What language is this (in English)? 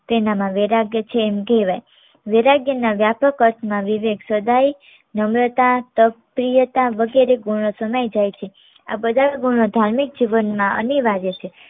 Gujarati